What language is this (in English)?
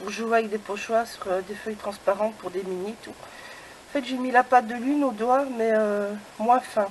French